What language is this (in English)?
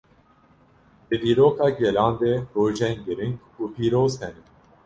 Kurdish